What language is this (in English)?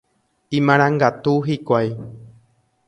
Guarani